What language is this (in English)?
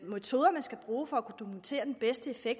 Danish